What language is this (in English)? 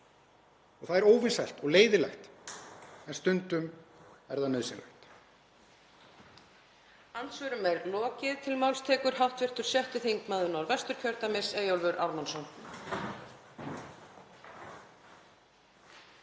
Icelandic